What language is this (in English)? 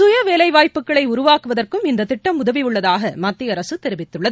Tamil